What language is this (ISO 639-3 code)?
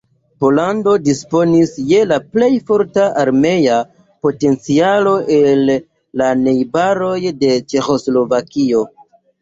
epo